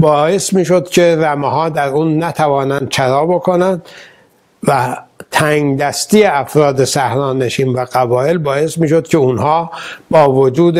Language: Persian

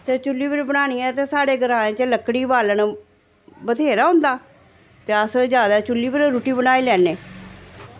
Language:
Dogri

